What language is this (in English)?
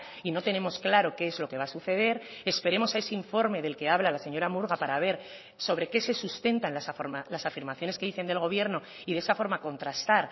Spanish